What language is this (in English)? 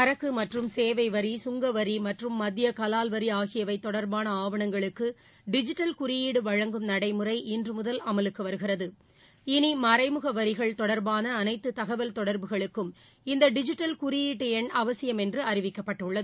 Tamil